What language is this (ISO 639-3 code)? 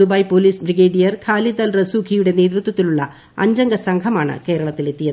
mal